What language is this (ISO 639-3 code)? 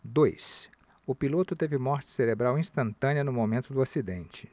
por